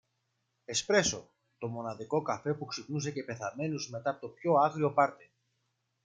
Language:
Greek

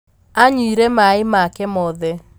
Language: Kikuyu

